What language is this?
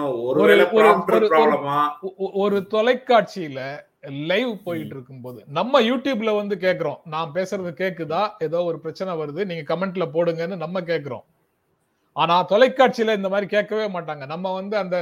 Tamil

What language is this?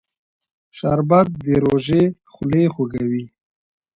Pashto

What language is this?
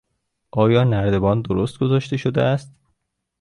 Persian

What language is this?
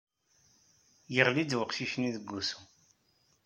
Kabyle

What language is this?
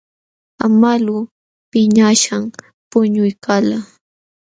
Jauja Wanca Quechua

